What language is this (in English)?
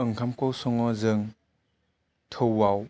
Bodo